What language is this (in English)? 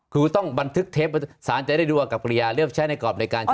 Thai